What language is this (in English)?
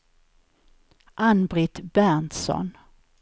Swedish